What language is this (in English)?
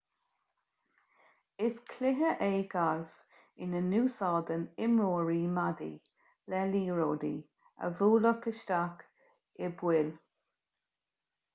Irish